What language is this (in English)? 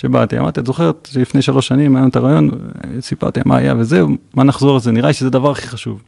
Hebrew